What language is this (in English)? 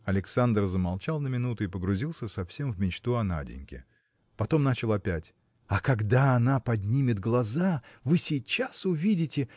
Russian